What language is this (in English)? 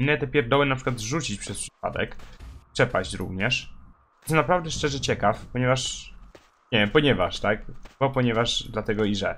Polish